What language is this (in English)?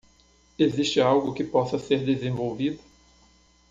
Portuguese